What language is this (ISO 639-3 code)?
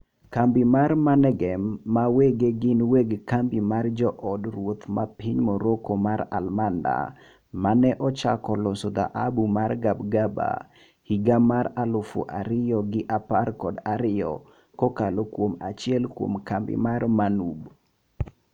luo